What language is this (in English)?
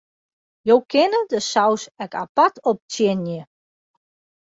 Western Frisian